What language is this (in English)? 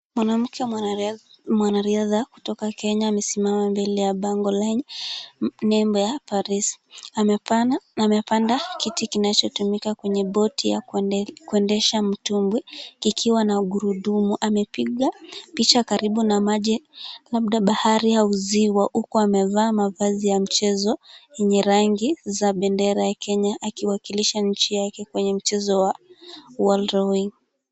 Swahili